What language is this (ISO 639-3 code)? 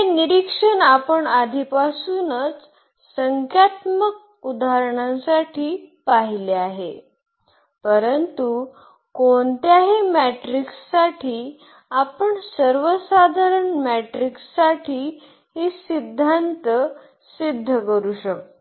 mar